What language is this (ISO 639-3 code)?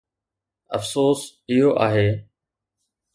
snd